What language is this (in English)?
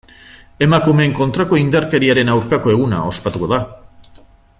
Basque